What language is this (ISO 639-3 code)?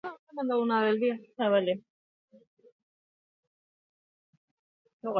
eus